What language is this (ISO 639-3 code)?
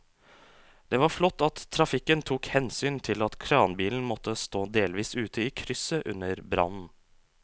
nor